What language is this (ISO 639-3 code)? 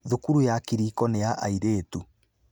kik